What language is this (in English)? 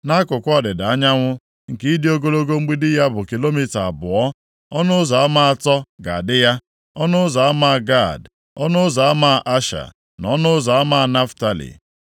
Igbo